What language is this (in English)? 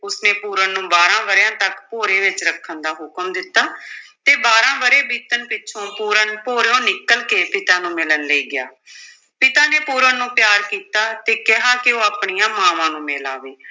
Punjabi